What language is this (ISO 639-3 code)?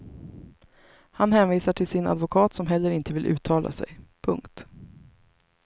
swe